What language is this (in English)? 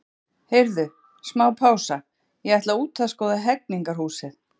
Icelandic